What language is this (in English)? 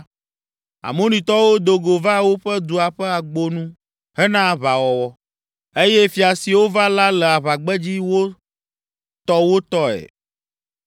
Ewe